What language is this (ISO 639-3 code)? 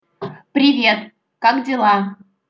rus